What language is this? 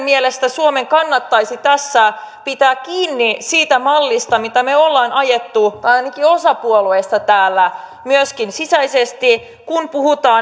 Finnish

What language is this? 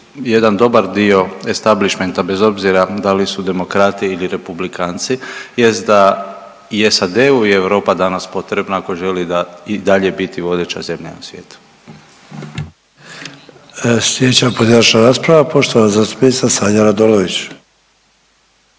Croatian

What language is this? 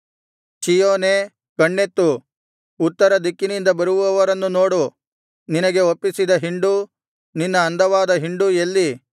Kannada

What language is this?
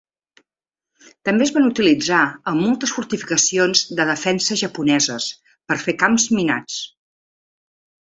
Catalan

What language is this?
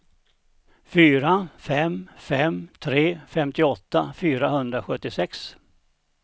Swedish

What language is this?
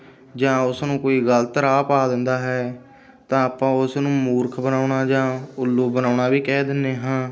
Punjabi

